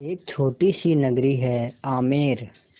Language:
Hindi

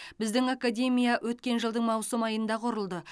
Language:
Kazakh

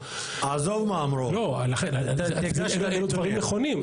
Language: Hebrew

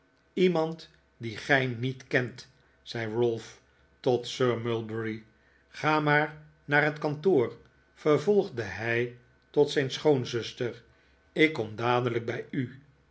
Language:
Dutch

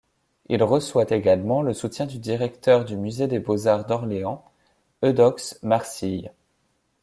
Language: French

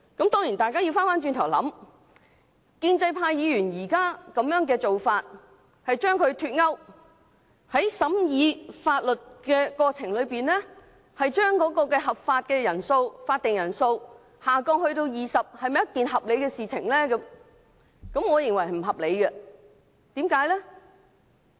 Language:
Cantonese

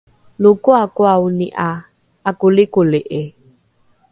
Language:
Rukai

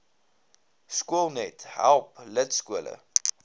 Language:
Afrikaans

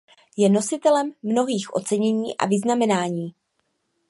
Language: Czech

